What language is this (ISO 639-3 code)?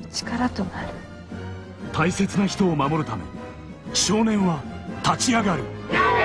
jpn